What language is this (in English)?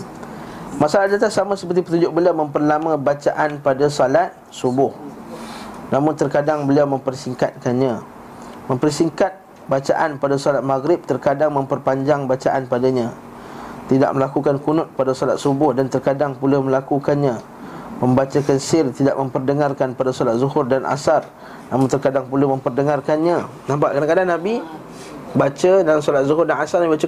Malay